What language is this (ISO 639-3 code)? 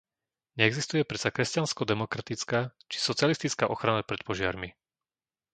slk